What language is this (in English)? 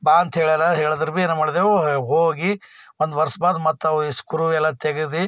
Kannada